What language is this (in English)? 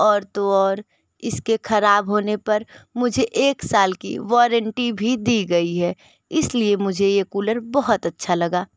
Hindi